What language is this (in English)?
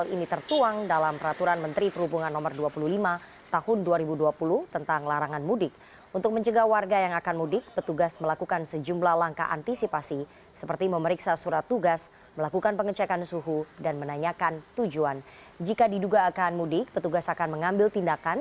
Indonesian